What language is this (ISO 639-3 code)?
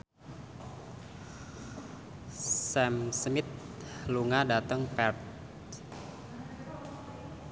jav